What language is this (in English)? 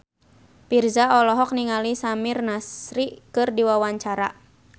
Sundanese